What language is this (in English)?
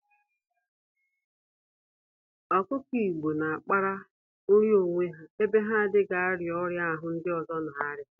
Igbo